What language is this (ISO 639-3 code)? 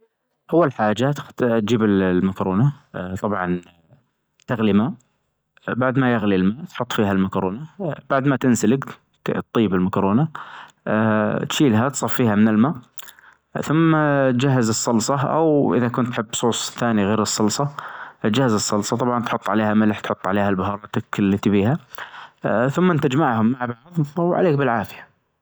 ars